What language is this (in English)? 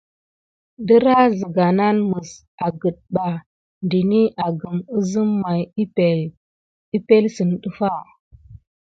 Gidar